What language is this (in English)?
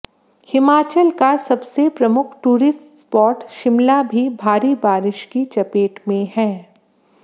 Hindi